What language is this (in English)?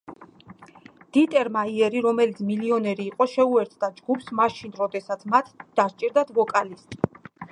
Georgian